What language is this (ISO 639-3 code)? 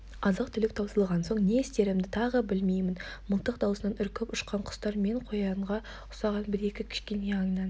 kaz